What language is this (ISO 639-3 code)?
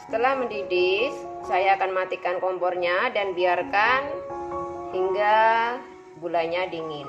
ind